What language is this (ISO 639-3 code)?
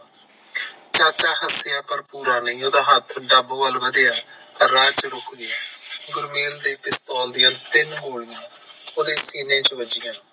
pan